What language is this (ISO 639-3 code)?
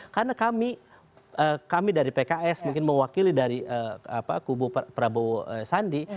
ind